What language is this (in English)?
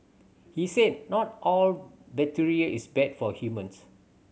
English